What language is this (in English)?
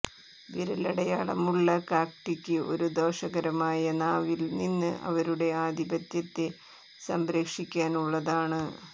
Malayalam